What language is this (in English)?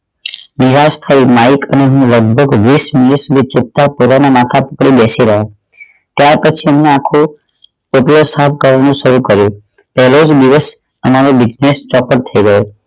Gujarati